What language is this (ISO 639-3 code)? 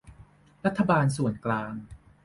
tha